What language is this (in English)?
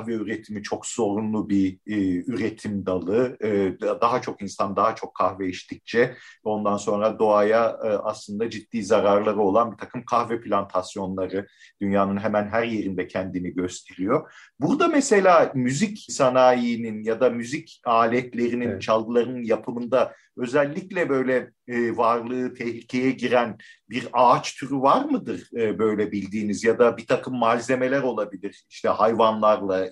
Turkish